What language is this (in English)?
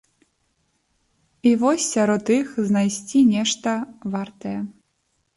Belarusian